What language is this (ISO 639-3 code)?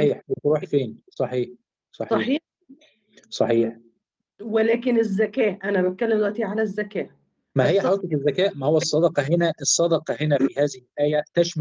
ara